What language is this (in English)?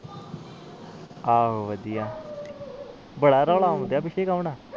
Punjabi